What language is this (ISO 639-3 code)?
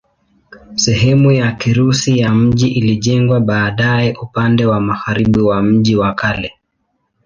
swa